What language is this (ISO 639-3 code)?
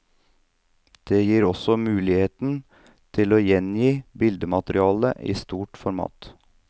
nor